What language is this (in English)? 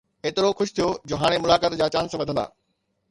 Sindhi